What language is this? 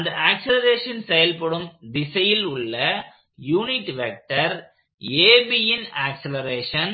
Tamil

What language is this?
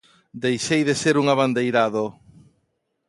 Galician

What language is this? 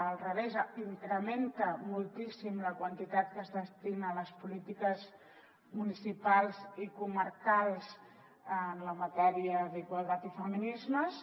Catalan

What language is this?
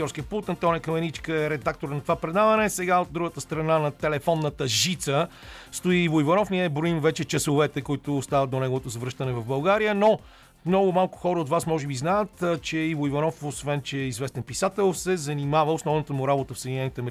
Bulgarian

